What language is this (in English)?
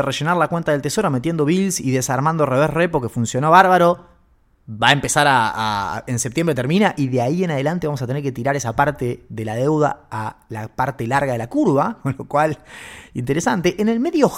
Spanish